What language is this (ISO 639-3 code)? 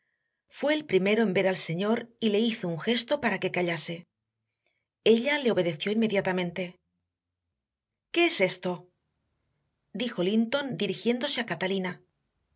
spa